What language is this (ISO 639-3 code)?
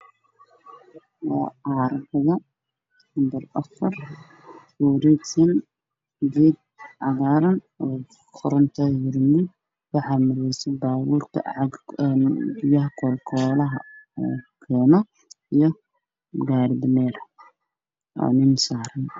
som